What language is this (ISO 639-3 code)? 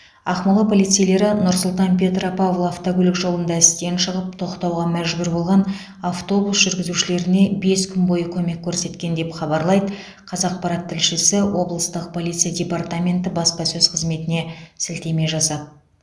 kaz